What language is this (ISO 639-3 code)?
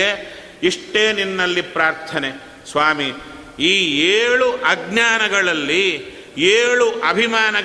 kan